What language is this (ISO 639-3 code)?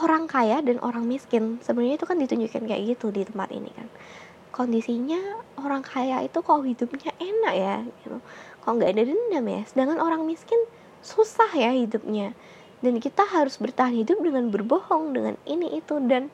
ind